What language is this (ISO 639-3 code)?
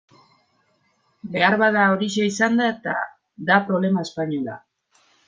eus